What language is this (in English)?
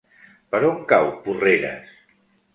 Catalan